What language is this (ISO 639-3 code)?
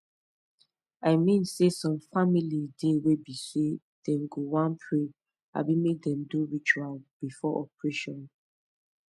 pcm